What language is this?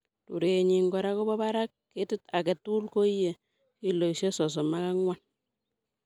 Kalenjin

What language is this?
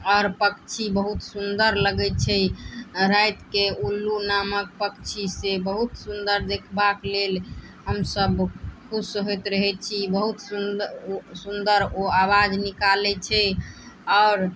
Maithili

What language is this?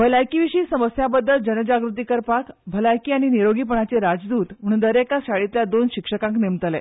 Konkani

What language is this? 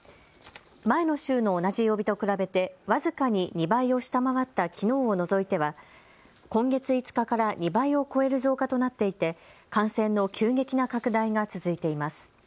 Japanese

